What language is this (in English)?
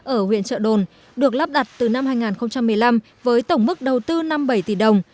Vietnamese